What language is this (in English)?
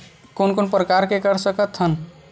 Chhattisgarhi